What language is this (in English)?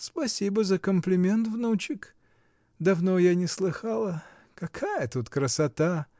Russian